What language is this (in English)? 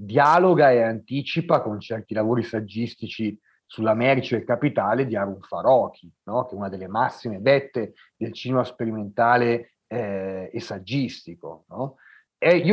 Italian